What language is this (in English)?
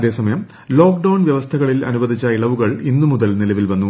Malayalam